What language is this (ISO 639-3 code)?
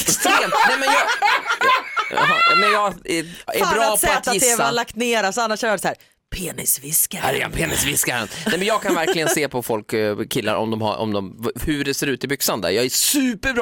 swe